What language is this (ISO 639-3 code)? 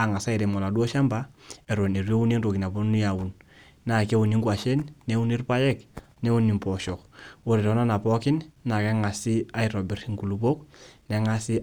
mas